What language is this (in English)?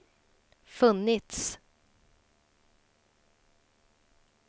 Swedish